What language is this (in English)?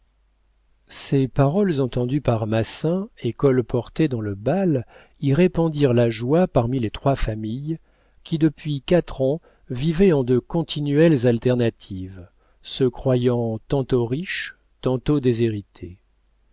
French